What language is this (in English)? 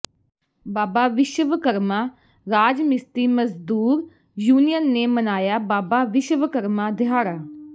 Punjabi